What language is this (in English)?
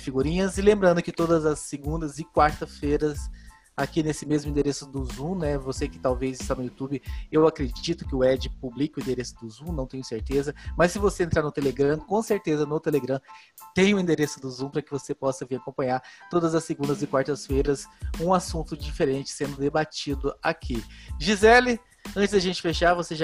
Portuguese